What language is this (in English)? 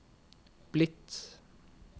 Norwegian